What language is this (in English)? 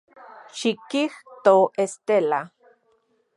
Central Puebla Nahuatl